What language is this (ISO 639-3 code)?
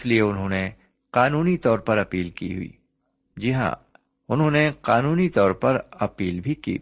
urd